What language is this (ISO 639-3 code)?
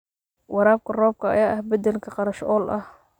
som